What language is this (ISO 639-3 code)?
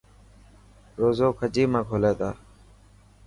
mki